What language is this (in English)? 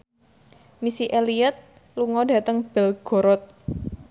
Javanese